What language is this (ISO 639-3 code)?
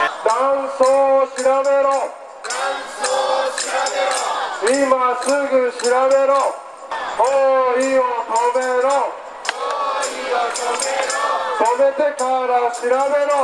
jpn